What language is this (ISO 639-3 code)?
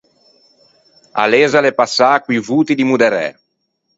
lij